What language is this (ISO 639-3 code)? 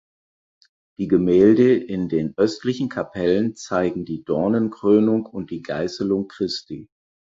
deu